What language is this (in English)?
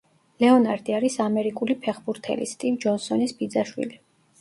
Georgian